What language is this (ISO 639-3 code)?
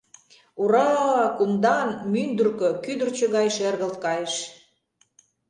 chm